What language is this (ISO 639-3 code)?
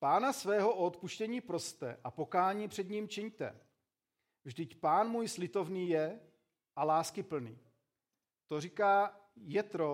ces